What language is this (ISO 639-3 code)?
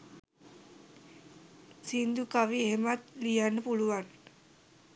sin